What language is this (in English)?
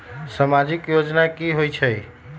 Magahi